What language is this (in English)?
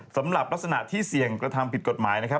Thai